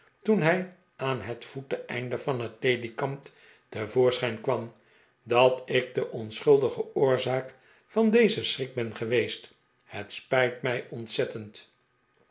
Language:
Dutch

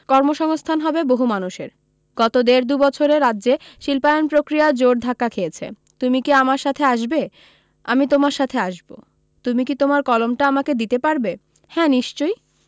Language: Bangla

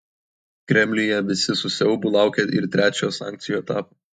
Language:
Lithuanian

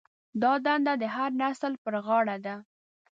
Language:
Pashto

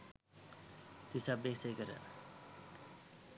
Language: Sinhala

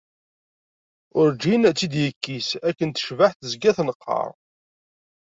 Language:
Kabyle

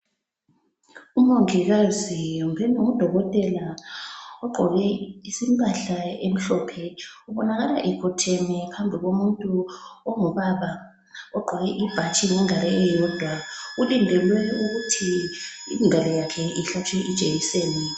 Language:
North Ndebele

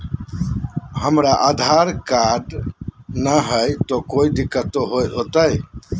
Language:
Magahi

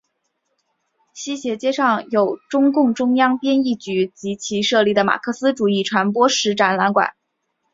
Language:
Chinese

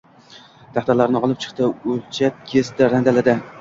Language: Uzbek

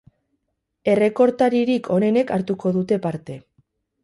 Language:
Basque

